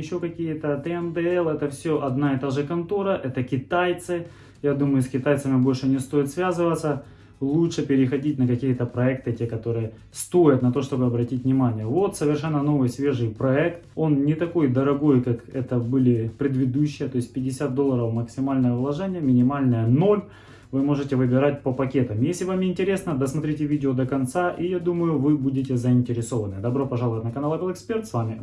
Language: Russian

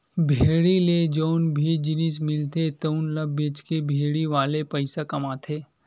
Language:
Chhattisgarhi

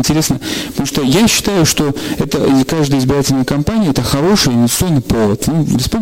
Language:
Russian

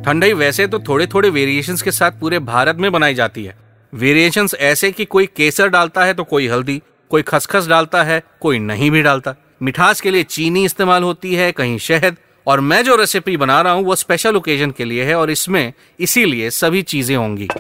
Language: Hindi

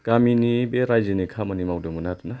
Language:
Bodo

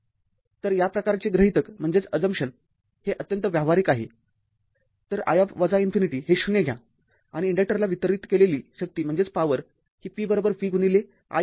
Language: Marathi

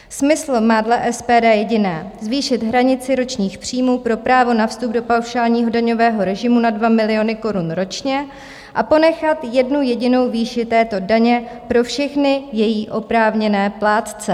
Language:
Czech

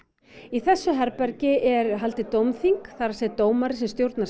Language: Icelandic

